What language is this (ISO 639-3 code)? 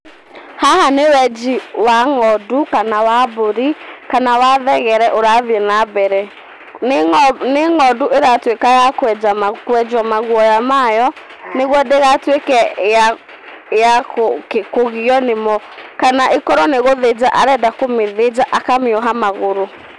kik